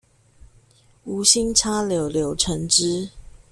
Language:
Chinese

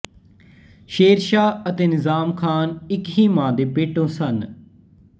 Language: Punjabi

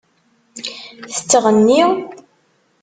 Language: Kabyle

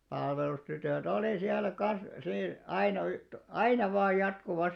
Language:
Finnish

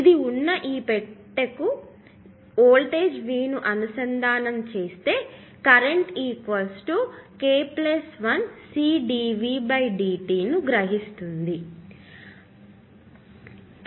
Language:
Telugu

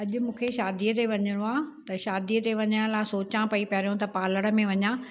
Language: Sindhi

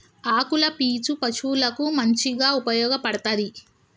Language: Telugu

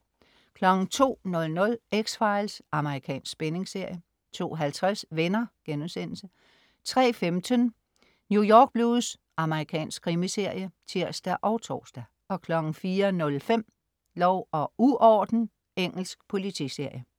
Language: Danish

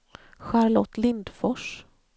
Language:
Swedish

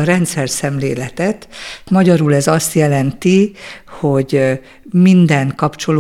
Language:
Hungarian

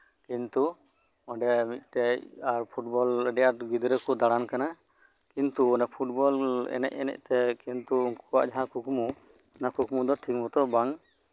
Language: Santali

